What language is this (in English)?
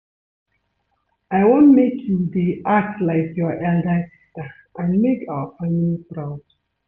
Nigerian Pidgin